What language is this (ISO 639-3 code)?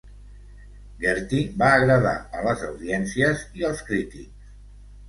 cat